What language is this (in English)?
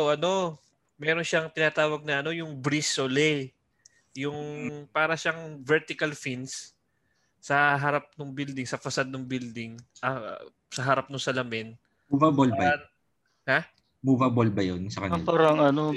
Filipino